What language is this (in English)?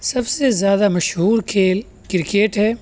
Urdu